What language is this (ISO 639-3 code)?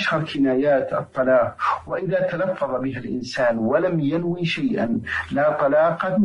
ara